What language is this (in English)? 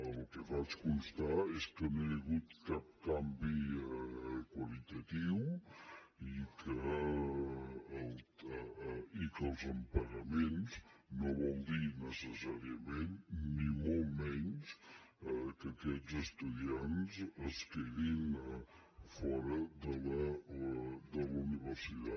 Catalan